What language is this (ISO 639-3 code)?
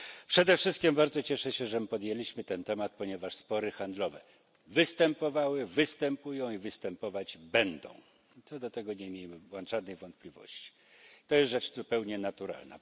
pol